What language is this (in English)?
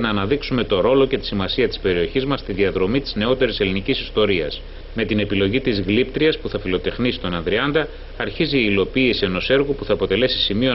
Greek